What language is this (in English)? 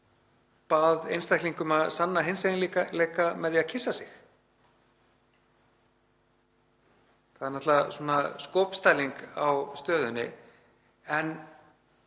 Icelandic